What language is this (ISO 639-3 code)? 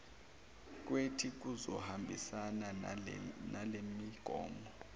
zul